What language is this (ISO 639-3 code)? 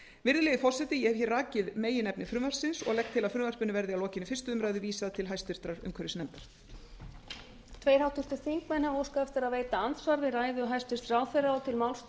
isl